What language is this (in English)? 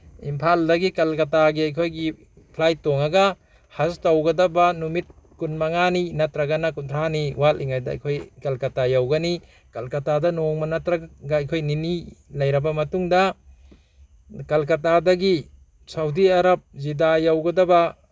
Manipuri